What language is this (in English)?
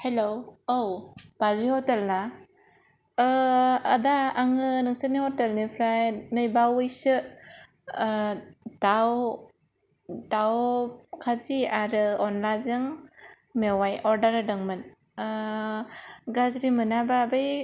Bodo